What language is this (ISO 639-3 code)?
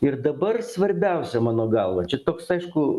lit